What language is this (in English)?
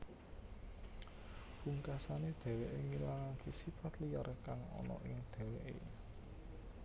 Javanese